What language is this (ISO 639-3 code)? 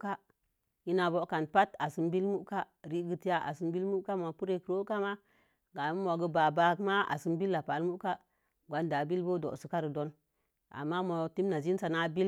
ver